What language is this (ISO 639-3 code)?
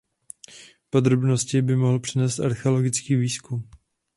ces